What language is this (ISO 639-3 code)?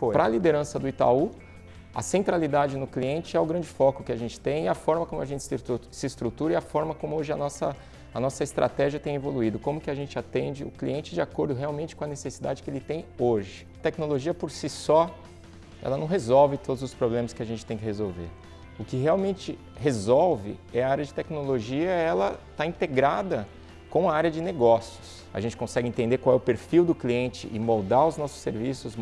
por